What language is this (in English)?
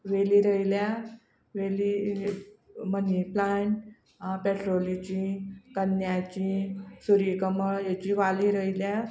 Konkani